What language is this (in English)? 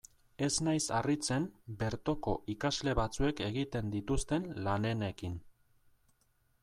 Basque